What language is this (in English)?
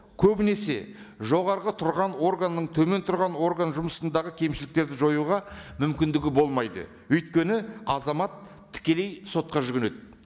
Kazakh